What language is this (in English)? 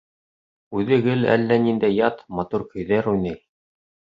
Bashkir